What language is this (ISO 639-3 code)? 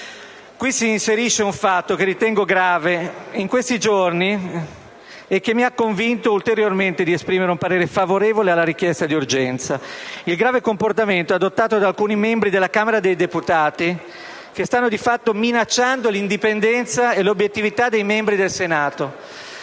ita